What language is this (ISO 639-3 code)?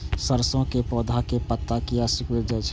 mai